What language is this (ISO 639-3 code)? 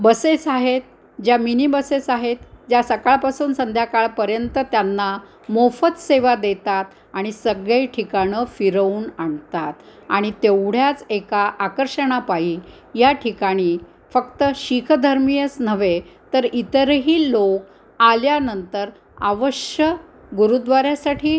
mar